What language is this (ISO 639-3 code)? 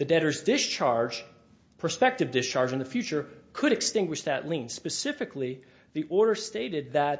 eng